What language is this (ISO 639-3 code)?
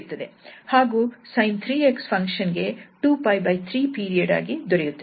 kan